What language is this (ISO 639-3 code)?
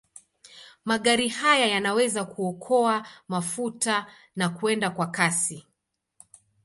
swa